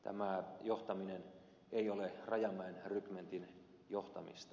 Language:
Finnish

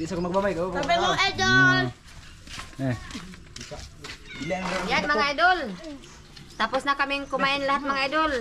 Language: Filipino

